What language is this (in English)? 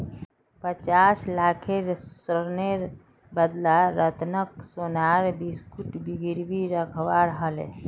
Magahi